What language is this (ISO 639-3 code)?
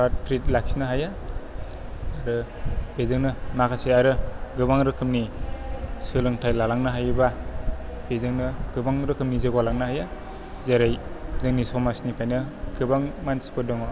brx